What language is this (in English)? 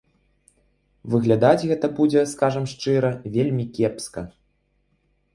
Belarusian